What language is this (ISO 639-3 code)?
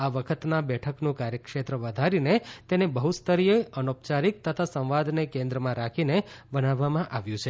guj